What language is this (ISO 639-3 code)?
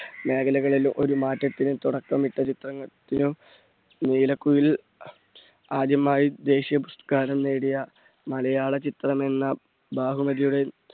mal